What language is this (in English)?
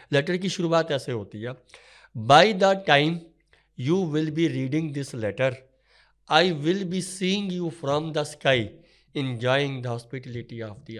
Hindi